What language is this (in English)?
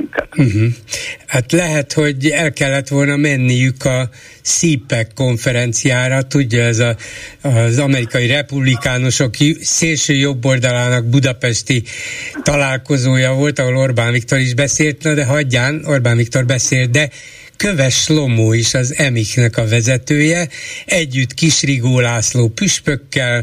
Hungarian